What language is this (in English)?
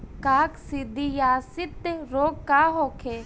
Bhojpuri